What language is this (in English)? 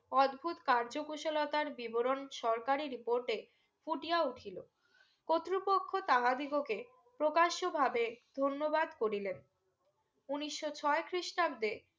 Bangla